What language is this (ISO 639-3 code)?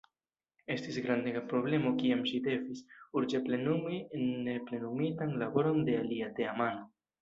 epo